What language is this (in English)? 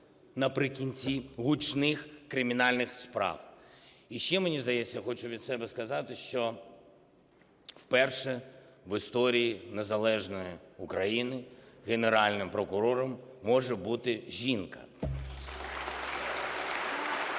Ukrainian